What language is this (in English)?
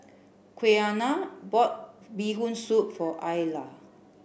English